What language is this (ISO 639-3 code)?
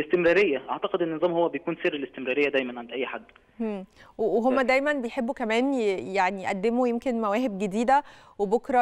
ara